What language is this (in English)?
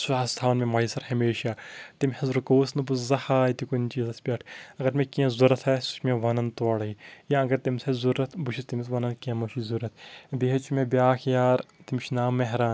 Kashmiri